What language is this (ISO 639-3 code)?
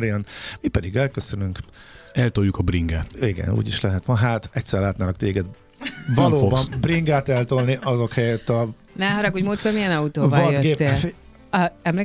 hun